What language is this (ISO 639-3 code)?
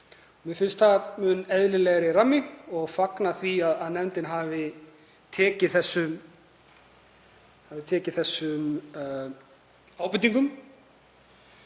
isl